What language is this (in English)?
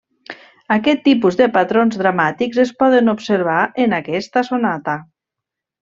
Catalan